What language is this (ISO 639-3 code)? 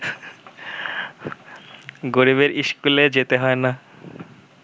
ben